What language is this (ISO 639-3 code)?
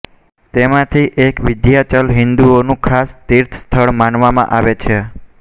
guj